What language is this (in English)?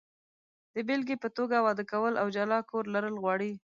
Pashto